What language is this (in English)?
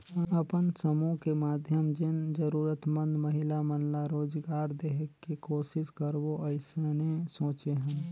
Chhattisgarhi